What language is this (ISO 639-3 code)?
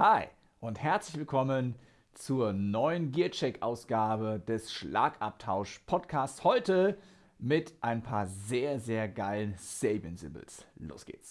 deu